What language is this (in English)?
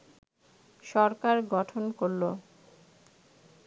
Bangla